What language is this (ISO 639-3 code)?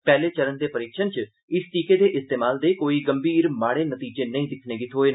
doi